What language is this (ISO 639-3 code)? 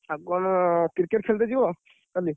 ori